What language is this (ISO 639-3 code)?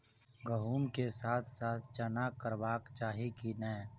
mai